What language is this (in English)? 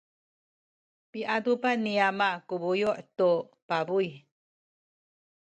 Sakizaya